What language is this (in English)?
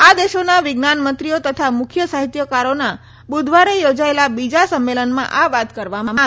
Gujarati